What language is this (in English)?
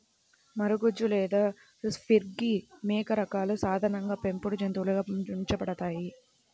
Telugu